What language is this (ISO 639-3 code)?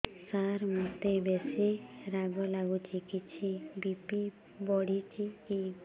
ori